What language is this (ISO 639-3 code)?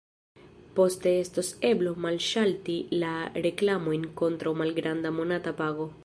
epo